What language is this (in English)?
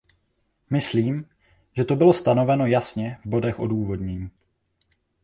Czech